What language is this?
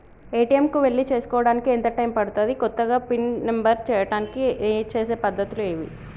Telugu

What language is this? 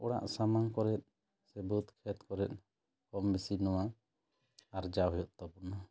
Santali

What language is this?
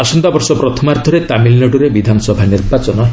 Odia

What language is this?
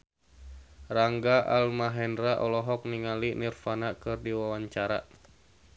Sundanese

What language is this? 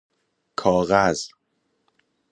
Persian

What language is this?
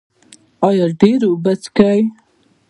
Pashto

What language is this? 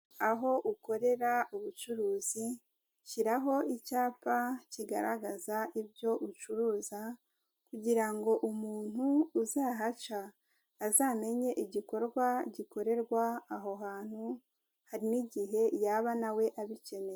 Kinyarwanda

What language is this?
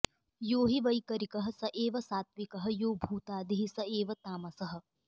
Sanskrit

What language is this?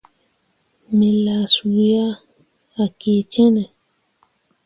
Mundang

